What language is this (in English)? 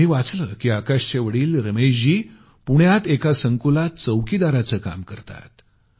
Marathi